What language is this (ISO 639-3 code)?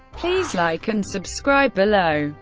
eng